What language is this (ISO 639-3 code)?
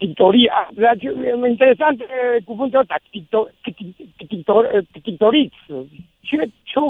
ron